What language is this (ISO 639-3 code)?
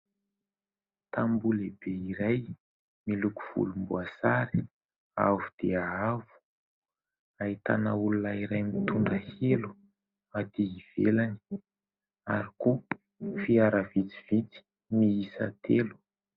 mlg